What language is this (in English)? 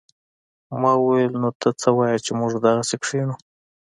Pashto